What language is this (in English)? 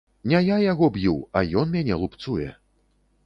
Belarusian